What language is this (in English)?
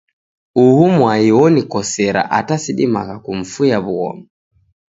Taita